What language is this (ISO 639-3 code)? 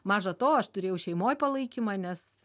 lit